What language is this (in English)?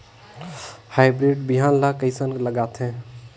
Chhattisgarhi